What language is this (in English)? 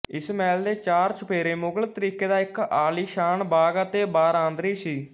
Punjabi